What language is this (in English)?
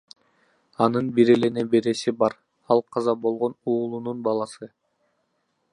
Kyrgyz